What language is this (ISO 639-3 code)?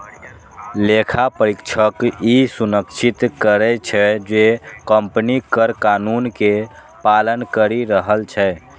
mai